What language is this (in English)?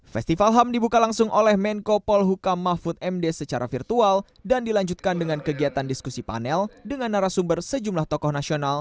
Indonesian